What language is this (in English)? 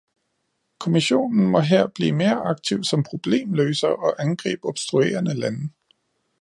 Danish